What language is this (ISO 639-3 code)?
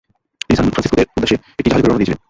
ben